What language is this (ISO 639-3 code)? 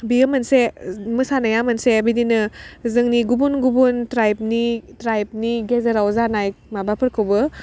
brx